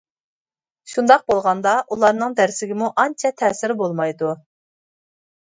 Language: Uyghur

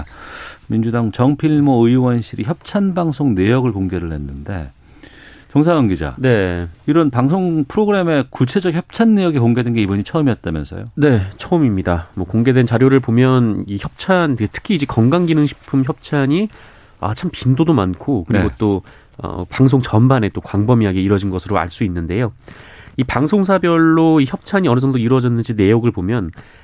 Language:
Korean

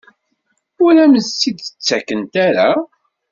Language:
Kabyle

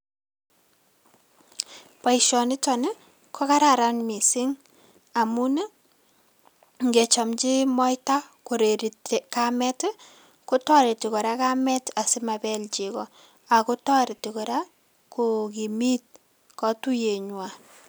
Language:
Kalenjin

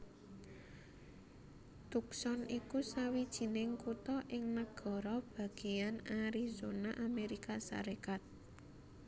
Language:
Javanese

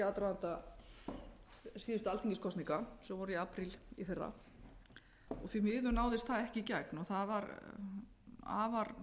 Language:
Icelandic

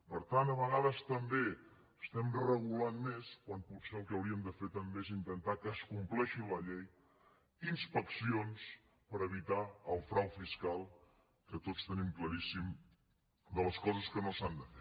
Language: Catalan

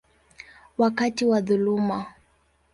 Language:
Swahili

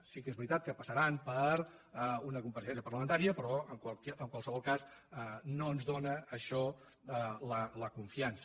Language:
Catalan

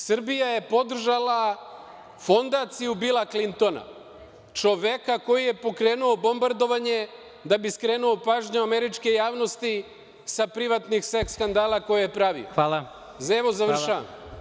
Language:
Serbian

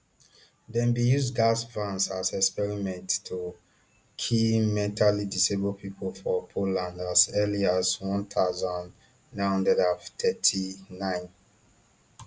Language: Nigerian Pidgin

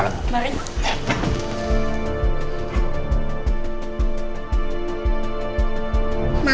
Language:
Indonesian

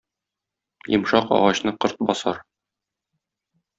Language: Tatar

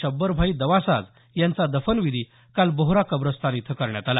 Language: Marathi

